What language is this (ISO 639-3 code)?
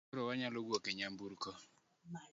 luo